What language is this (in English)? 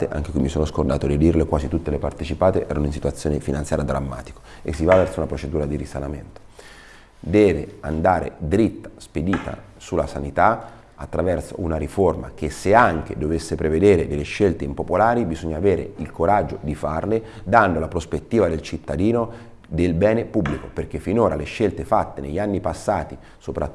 Italian